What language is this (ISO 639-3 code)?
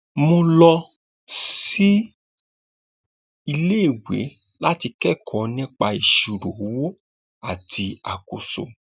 yor